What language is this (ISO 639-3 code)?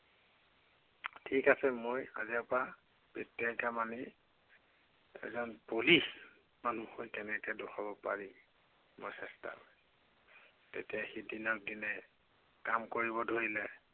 asm